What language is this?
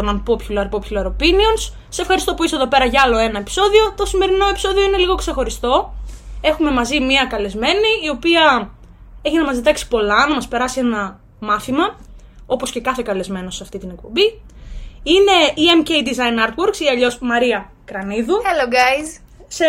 Greek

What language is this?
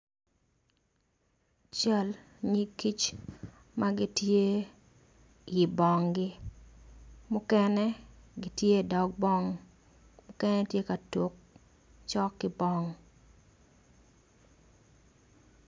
Acoli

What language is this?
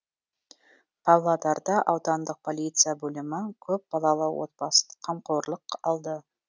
Kazakh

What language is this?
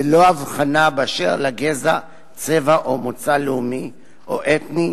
Hebrew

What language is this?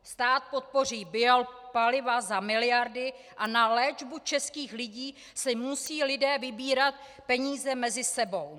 Czech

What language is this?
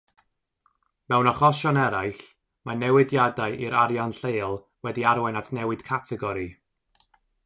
Welsh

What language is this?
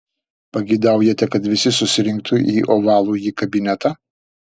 Lithuanian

